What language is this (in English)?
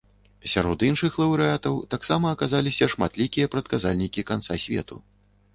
Belarusian